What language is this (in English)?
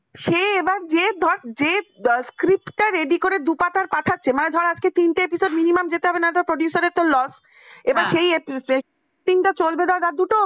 Bangla